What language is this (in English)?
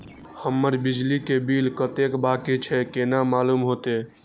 Maithili